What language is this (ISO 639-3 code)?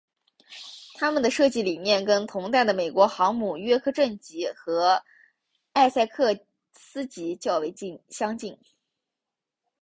zho